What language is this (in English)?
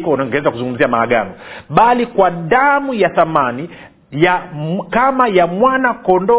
Swahili